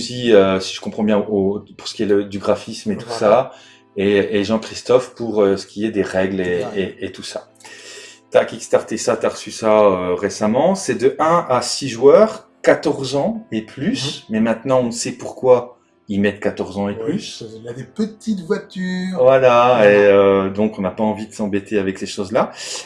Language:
French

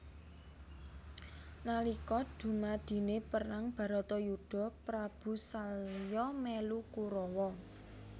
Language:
Javanese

